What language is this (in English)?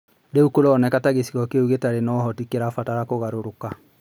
Kikuyu